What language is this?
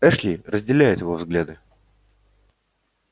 Russian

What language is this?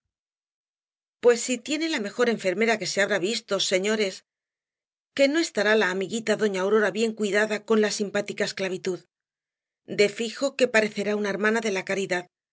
Spanish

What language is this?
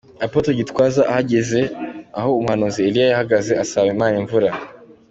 Kinyarwanda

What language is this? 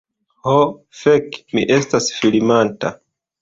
Esperanto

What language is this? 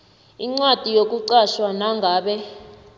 South Ndebele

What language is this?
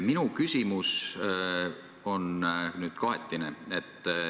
Estonian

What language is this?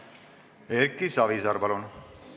Estonian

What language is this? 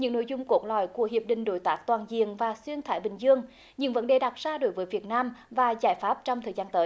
Vietnamese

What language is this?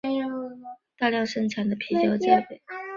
Chinese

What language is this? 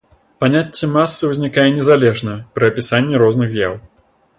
Belarusian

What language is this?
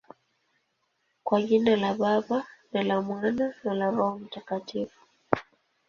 Swahili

